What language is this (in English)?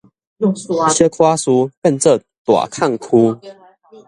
Min Nan Chinese